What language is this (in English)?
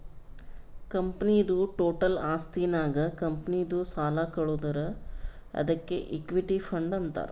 Kannada